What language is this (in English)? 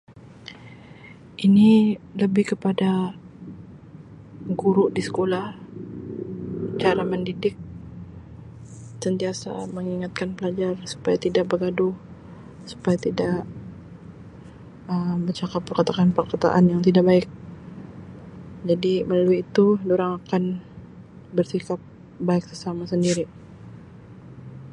Sabah Malay